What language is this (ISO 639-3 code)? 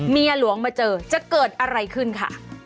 tha